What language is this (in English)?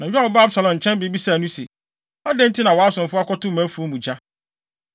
Akan